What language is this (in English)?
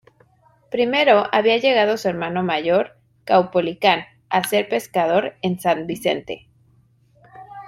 Spanish